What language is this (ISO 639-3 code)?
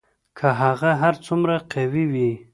pus